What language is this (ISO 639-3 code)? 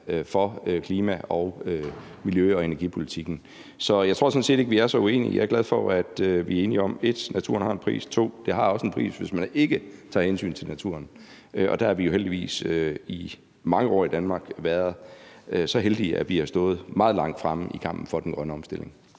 dan